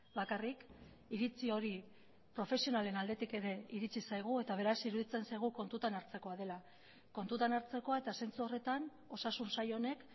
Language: Basque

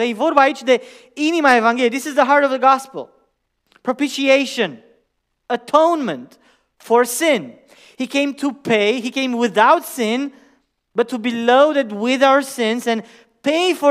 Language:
Romanian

